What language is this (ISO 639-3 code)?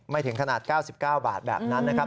tha